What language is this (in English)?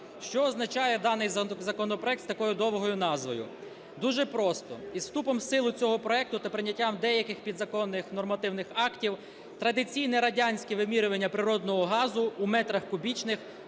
Ukrainian